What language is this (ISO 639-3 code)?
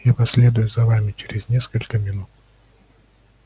rus